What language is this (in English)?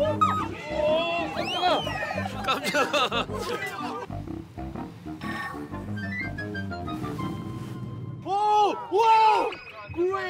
Korean